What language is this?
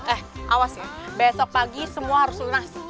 Indonesian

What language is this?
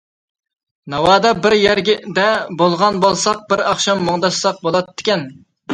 Uyghur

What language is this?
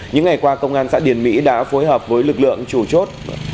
Vietnamese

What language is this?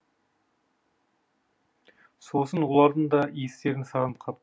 Kazakh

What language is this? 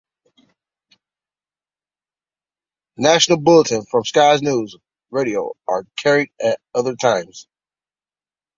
English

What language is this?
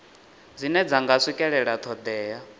Venda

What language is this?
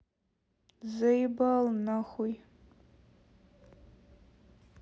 Russian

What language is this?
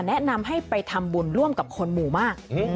Thai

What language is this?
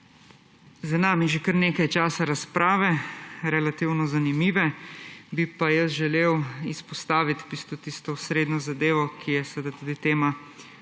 Slovenian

